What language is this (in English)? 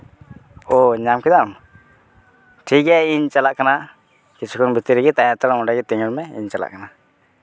Santali